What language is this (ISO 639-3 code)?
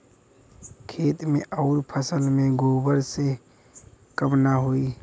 bho